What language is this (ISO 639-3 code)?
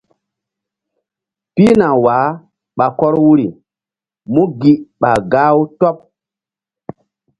mdd